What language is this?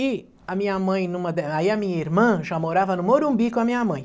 Portuguese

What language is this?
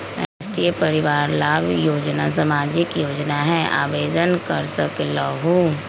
Magahi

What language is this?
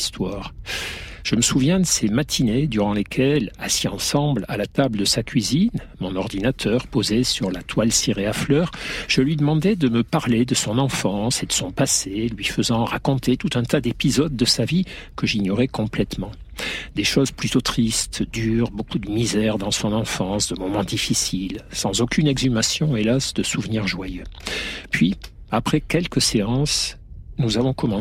French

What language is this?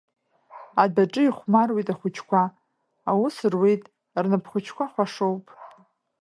Abkhazian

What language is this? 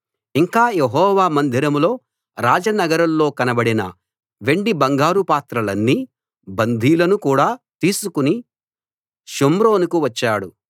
Telugu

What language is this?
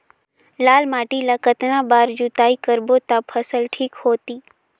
Chhattisgarhi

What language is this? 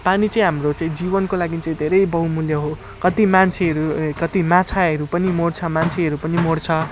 Nepali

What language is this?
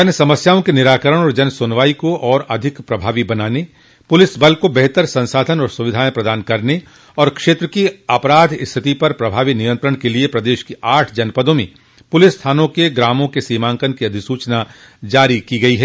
Hindi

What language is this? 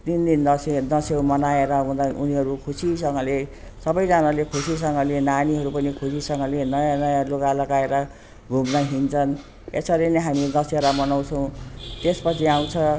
Nepali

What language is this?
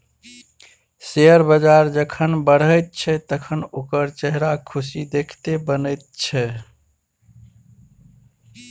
Maithili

